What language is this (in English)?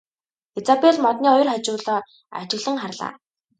Mongolian